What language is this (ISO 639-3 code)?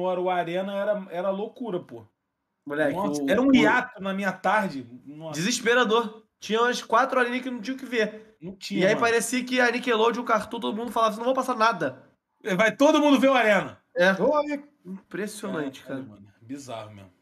por